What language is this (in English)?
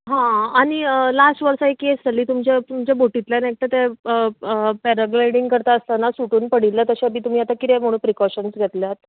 Konkani